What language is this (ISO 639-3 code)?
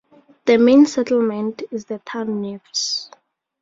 eng